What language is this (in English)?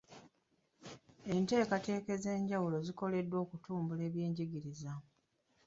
Ganda